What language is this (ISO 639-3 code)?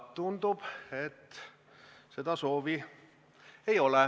est